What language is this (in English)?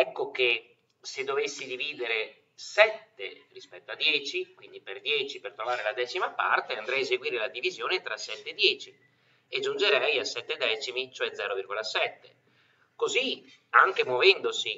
Italian